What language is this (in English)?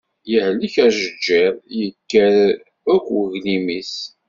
Kabyle